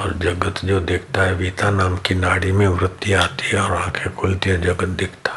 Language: Hindi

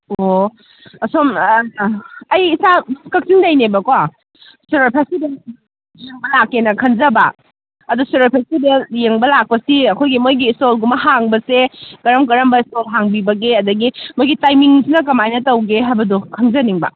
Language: Manipuri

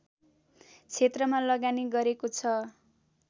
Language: Nepali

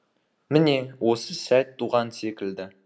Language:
Kazakh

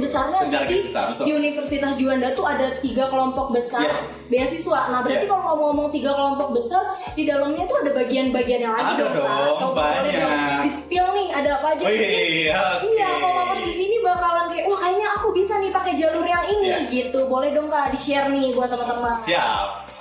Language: Indonesian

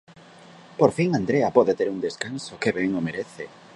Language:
Galician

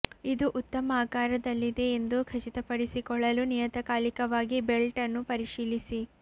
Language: Kannada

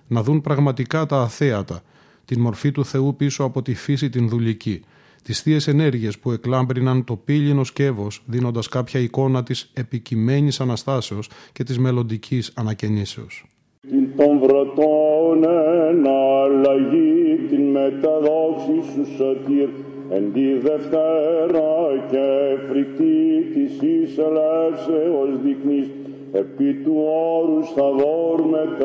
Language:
Greek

